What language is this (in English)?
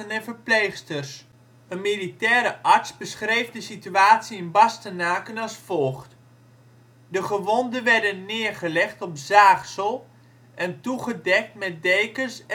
Dutch